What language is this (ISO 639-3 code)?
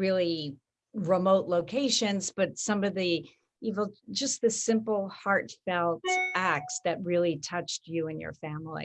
eng